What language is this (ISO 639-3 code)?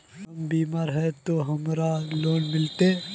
mag